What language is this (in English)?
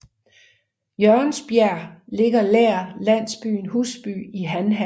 Danish